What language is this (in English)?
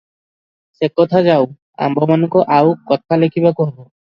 Odia